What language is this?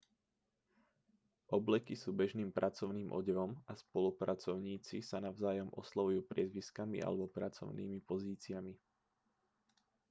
Slovak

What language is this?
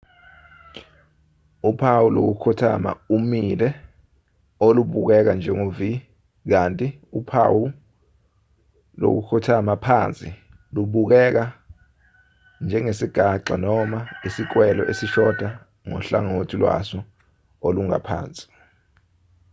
Zulu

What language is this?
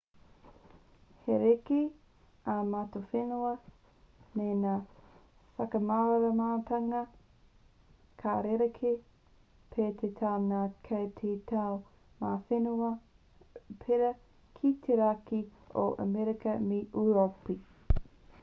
Māori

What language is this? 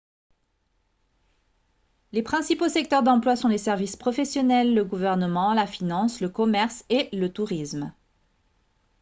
French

